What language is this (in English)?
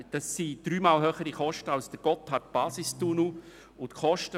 Swiss German